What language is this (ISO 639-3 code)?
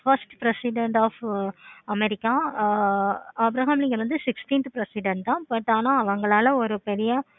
tam